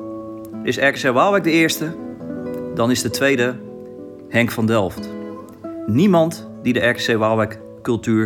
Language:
Dutch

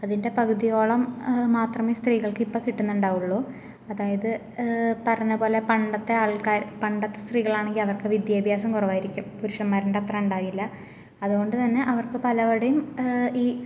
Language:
Malayalam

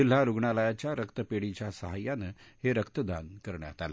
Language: Marathi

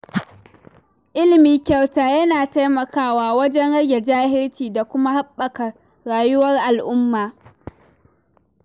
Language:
Hausa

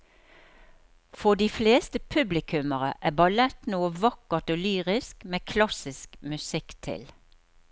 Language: Norwegian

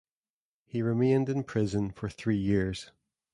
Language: English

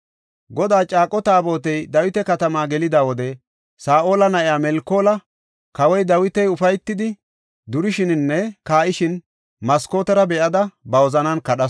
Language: Gofa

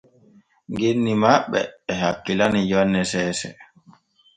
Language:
Borgu Fulfulde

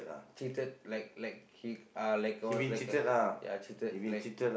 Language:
English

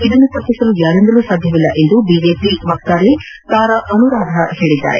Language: Kannada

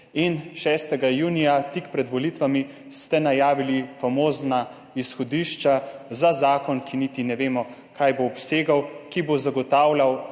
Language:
Slovenian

